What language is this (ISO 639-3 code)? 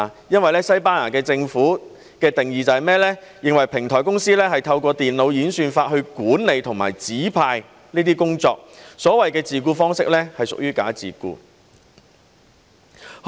yue